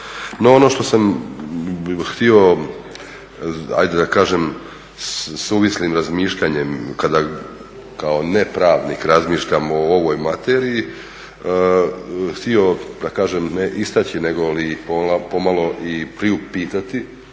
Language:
Croatian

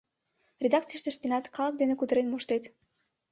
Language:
Mari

